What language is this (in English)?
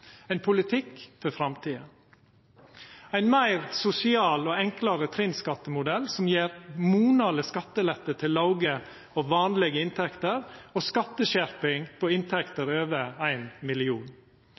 Norwegian Nynorsk